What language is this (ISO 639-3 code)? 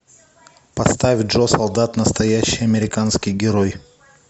rus